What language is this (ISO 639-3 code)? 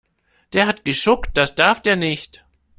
deu